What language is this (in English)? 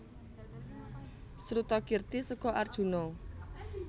Javanese